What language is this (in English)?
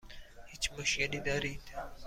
Persian